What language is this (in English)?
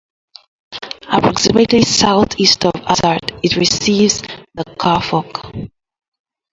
English